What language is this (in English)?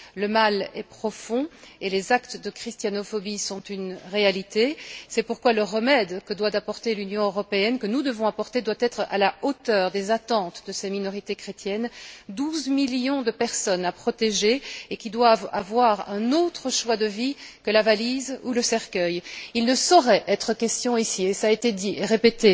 French